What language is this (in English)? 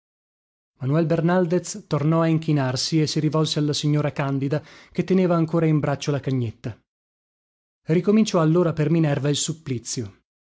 Italian